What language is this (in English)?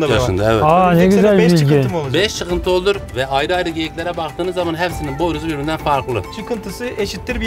Turkish